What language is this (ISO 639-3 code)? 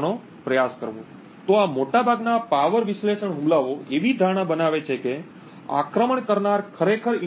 guj